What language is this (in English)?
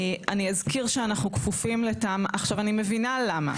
Hebrew